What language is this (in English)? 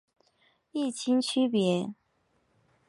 Chinese